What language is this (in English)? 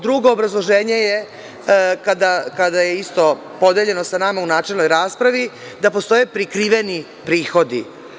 Serbian